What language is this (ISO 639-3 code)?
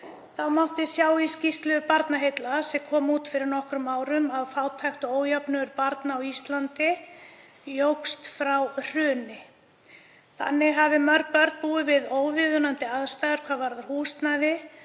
isl